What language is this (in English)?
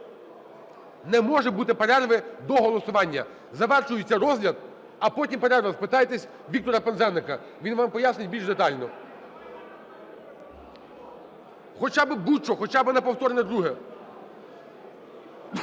Ukrainian